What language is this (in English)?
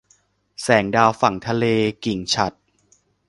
Thai